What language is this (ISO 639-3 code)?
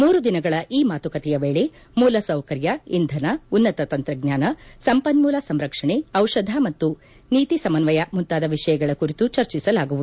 kan